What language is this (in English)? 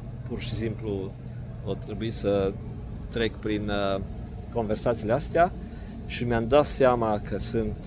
Romanian